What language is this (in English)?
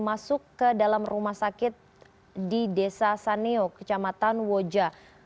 Indonesian